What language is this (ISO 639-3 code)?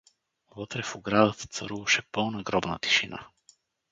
bul